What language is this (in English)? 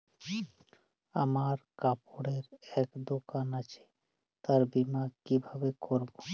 Bangla